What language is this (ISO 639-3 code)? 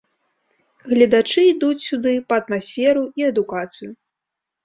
bel